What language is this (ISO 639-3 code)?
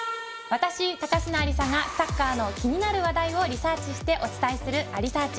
jpn